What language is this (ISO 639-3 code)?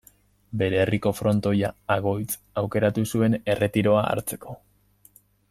eus